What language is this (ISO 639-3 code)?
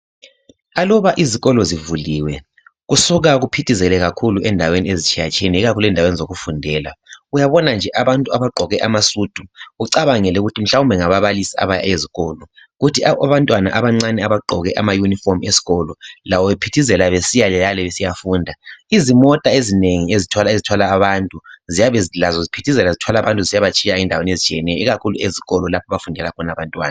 nde